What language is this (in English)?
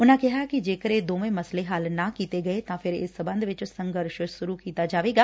Punjabi